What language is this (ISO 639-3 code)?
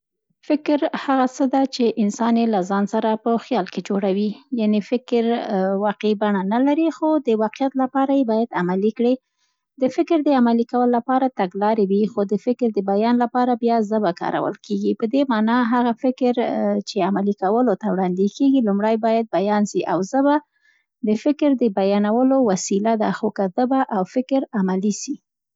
pst